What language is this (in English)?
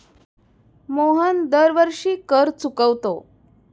Marathi